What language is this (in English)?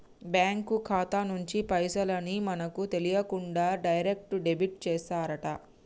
Telugu